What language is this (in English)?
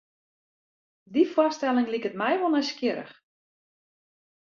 Western Frisian